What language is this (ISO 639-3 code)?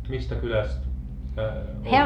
fin